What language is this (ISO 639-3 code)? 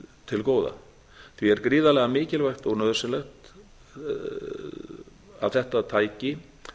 isl